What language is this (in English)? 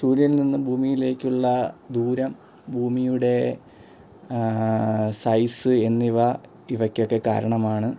Malayalam